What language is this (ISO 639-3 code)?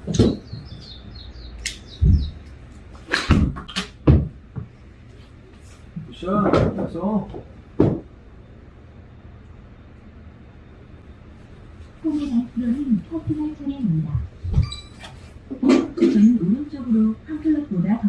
kor